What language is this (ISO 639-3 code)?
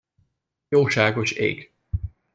hun